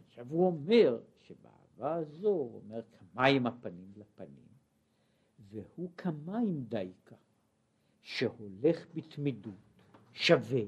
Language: Hebrew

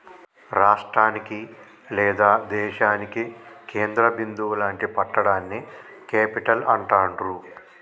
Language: Telugu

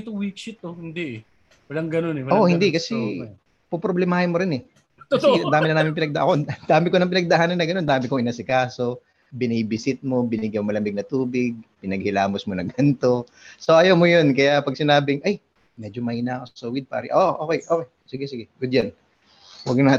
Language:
Filipino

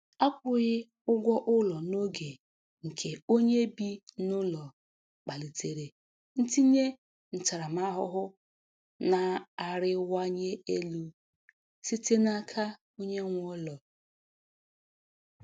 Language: Igbo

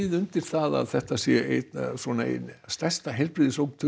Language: Icelandic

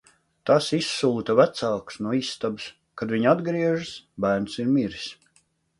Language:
Latvian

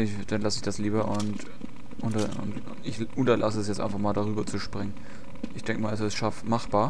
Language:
German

